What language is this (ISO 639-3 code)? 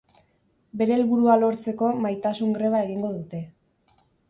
eus